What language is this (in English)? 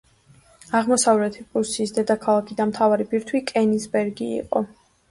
Georgian